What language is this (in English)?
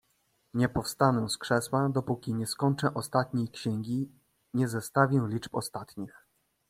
Polish